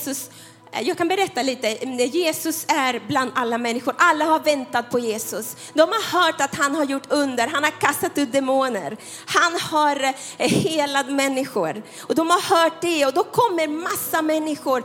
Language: Swedish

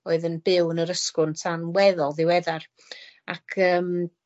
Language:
Welsh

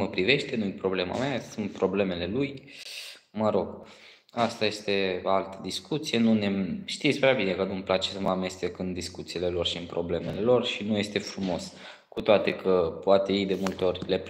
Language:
Romanian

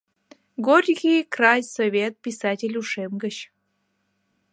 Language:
Mari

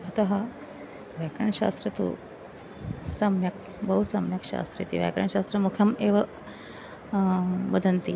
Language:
Sanskrit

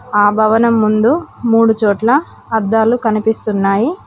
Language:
Telugu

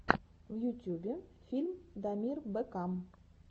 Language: Russian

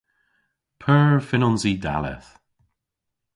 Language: Cornish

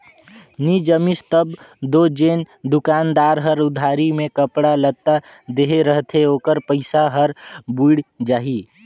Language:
Chhattisgarhi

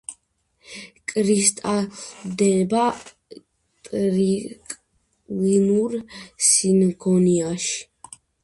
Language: Georgian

